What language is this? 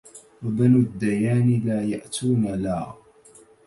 Arabic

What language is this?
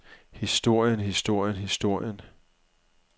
Danish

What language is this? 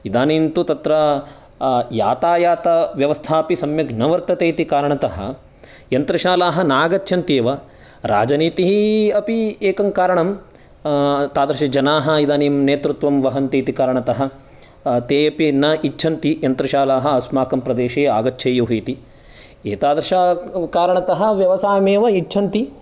Sanskrit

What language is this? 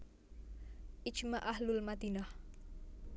Javanese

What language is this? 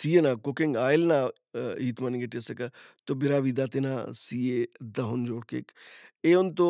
Brahui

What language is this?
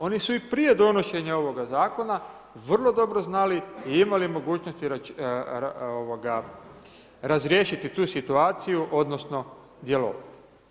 Croatian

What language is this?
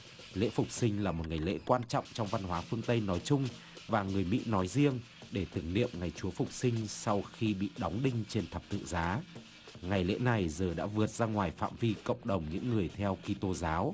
Vietnamese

